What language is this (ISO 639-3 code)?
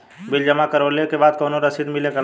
bho